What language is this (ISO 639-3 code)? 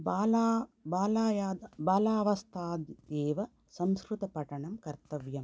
san